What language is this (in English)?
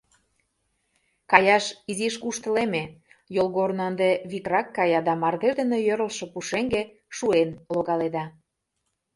Mari